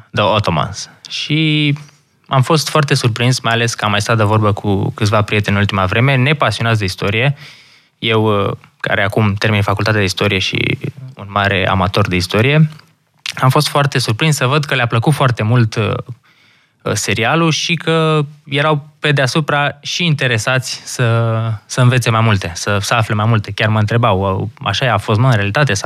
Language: Romanian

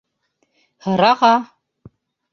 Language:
Bashkir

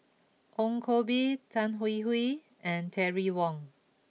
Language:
English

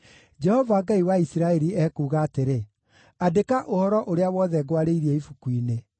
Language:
Kikuyu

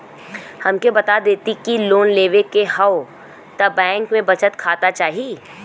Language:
Bhojpuri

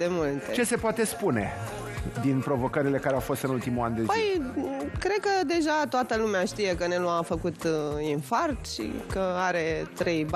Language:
Romanian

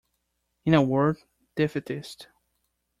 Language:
English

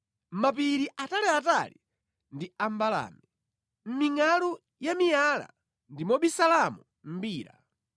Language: Nyanja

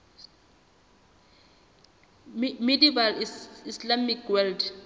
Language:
Southern Sotho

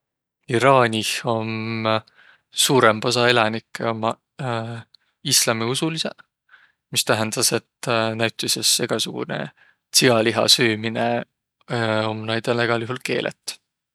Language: Võro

